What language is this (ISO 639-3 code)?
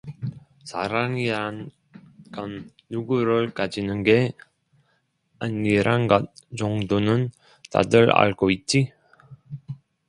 kor